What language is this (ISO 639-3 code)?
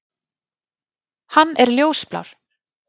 isl